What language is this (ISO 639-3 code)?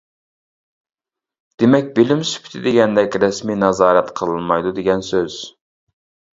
uig